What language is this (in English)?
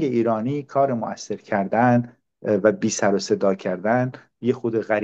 Persian